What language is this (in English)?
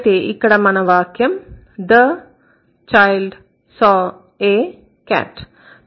Telugu